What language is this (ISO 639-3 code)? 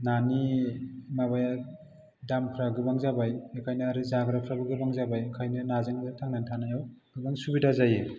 brx